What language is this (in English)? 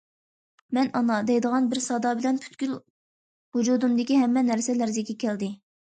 Uyghur